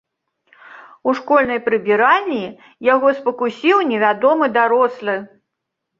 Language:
Belarusian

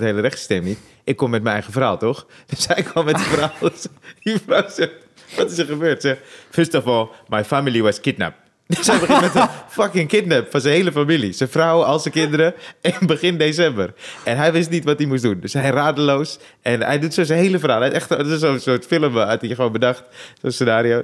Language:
Dutch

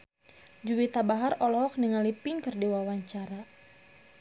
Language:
Sundanese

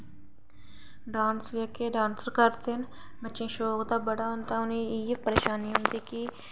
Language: Dogri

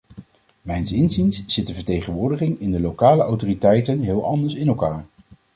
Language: Dutch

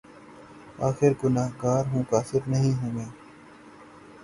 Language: Urdu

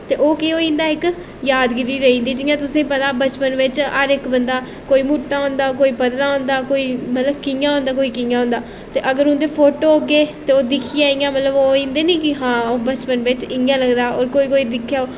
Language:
Dogri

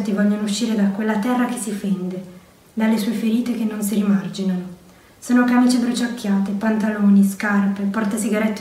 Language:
Italian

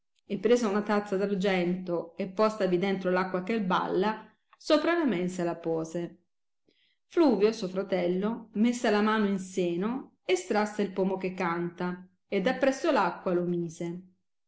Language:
Italian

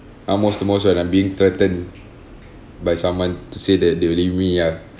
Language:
English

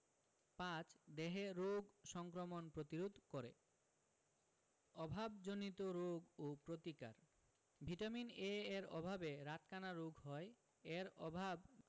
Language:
Bangla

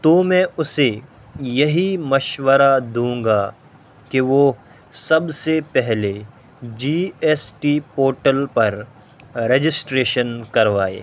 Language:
Urdu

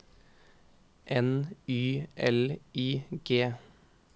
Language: Norwegian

